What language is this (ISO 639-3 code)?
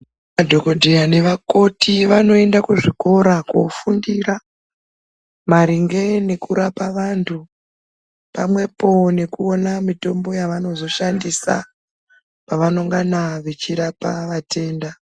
ndc